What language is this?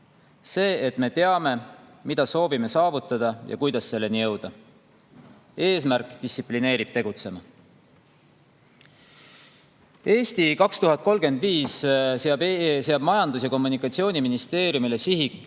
Estonian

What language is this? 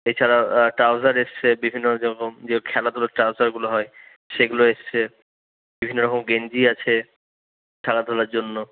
Bangla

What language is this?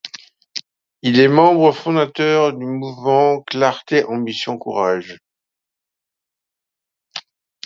French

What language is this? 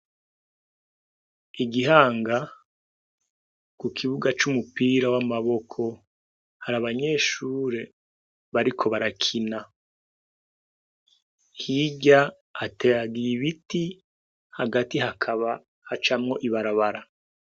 Rundi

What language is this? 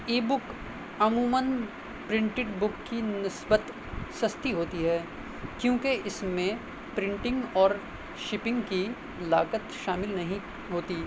Urdu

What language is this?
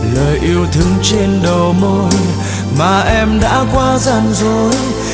Vietnamese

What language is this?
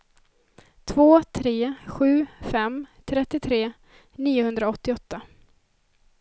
Swedish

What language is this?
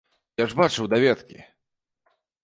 Belarusian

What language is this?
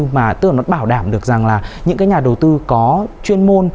Vietnamese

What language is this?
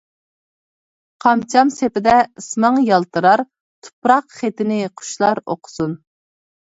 Uyghur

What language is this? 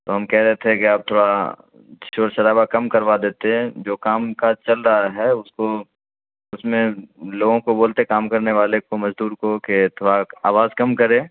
Urdu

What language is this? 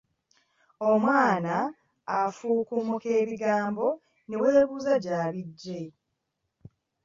Ganda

